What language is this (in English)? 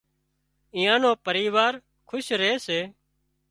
Wadiyara Koli